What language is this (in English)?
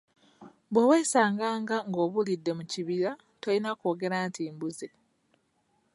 Ganda